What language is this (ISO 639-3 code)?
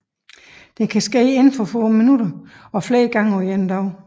dan